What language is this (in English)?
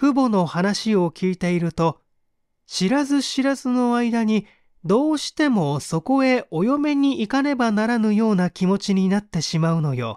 Japanese